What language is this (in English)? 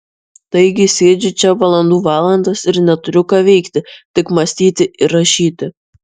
Lithuanian